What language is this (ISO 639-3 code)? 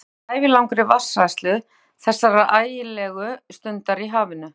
isl